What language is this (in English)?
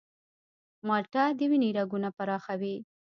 Pashto